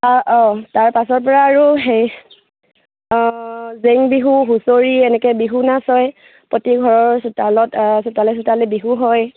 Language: Assamese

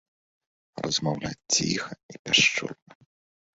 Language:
Belarusian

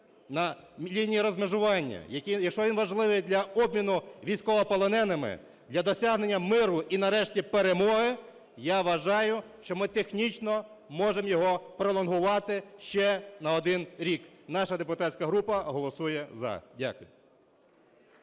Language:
Ukrainian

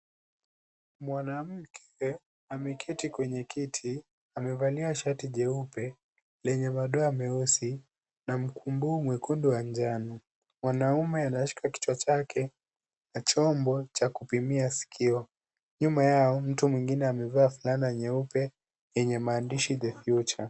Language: Swahili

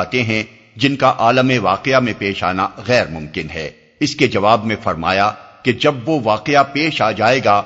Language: Urdu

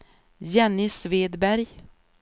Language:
Swedish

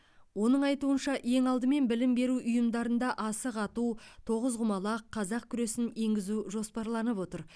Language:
Kazakh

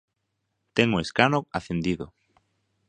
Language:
Galician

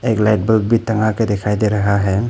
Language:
Hindi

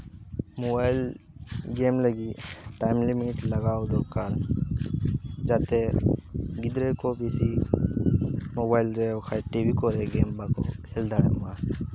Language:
Santali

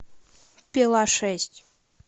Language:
Russian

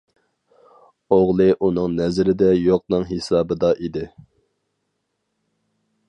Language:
Uyghur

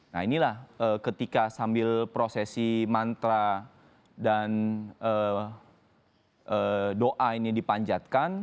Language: Indonesian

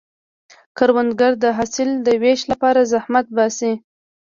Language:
Pashto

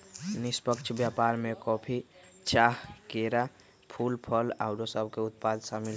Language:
Magahi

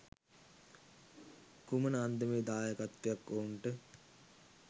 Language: Sinhala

